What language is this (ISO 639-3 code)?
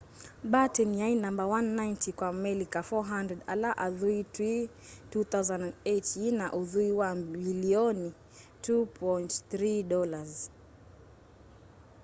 kam